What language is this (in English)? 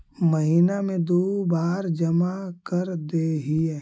Magahi